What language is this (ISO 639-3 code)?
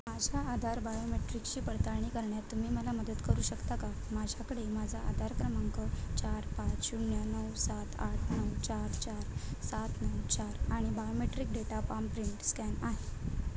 mar